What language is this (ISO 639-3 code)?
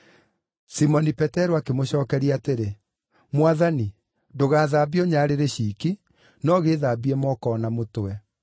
kik